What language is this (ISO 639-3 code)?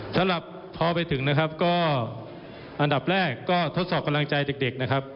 tha